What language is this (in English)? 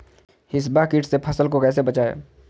Magahi